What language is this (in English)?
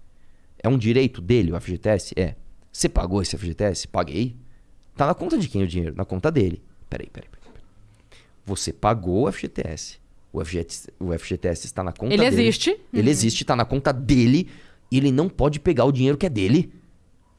Portuguese